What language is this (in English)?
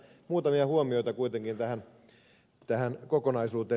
Finnish